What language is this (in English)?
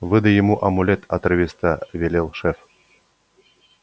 Russian